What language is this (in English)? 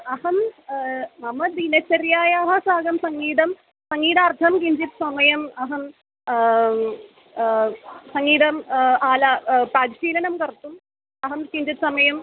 Sanskrit